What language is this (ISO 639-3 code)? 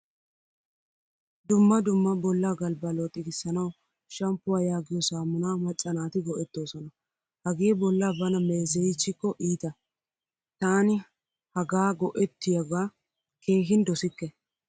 wal